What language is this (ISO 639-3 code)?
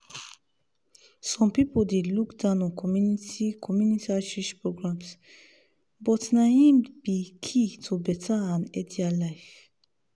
pcm